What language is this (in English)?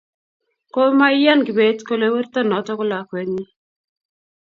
Kalenjin